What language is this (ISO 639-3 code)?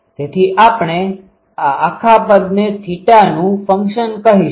guj